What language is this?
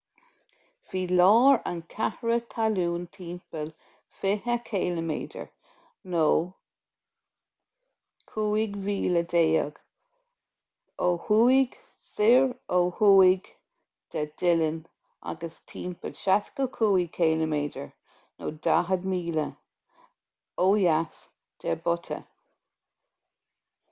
Irish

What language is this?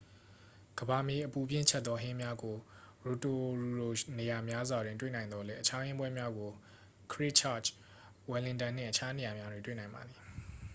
Burmese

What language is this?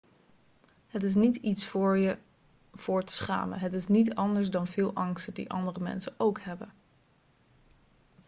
Dutch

